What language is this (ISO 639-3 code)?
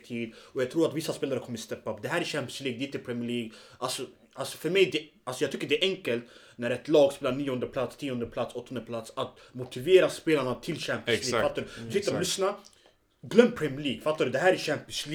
swe